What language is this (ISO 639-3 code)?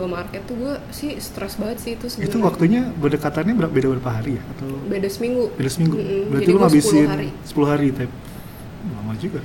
ind